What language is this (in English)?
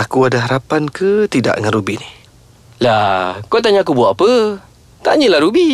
Malay